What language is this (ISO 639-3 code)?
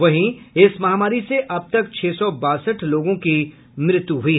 hin